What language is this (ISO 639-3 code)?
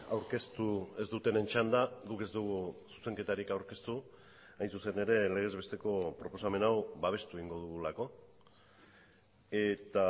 eus